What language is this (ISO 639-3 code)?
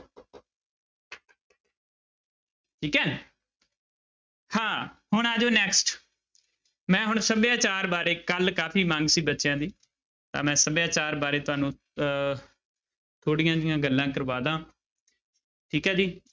pan